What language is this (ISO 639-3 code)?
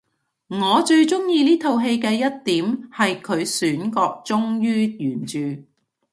yue